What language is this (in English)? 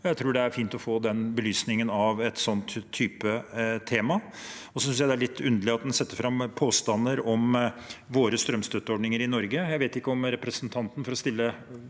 Norwegian